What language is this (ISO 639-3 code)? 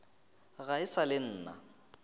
nso